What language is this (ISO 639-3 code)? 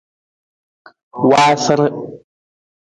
nmz